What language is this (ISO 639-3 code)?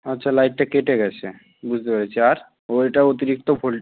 ben